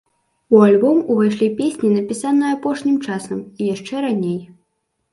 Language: Belarusian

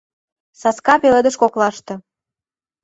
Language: Mari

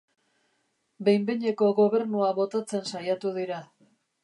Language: Basque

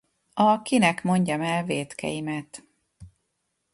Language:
Hungarian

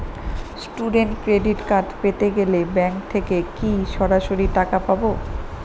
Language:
Bangla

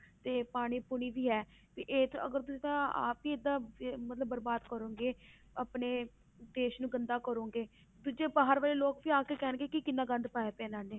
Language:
Punjabi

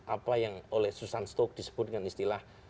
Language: Indonesian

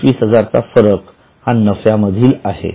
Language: Marathi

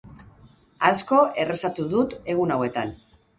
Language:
Basque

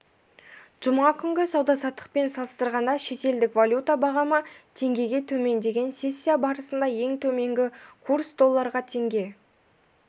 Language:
Kazakh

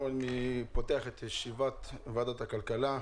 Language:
Hebrew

